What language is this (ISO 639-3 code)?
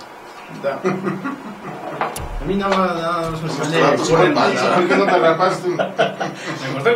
spa